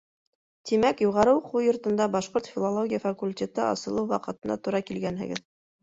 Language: Bashkir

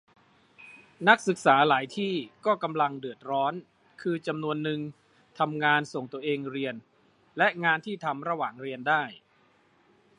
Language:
Thai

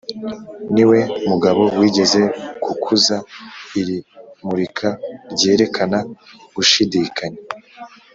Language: Kinyarwanda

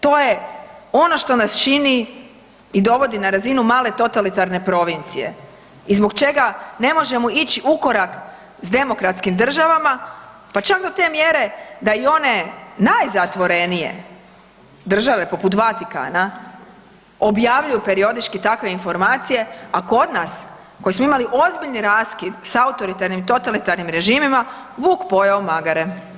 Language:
Croatian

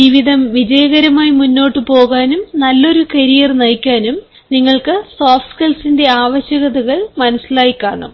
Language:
Malayalam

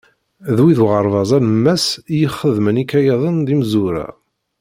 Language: Kabyle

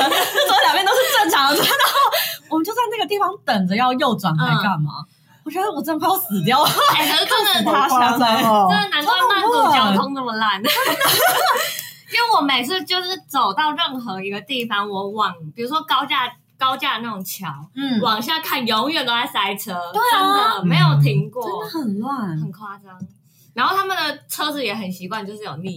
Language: Chinese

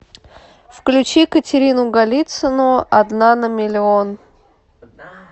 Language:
Russian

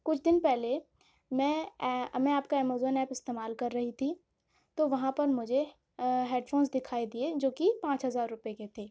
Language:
Urdu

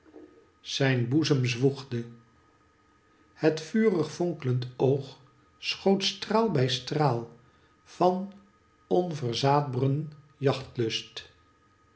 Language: Dutch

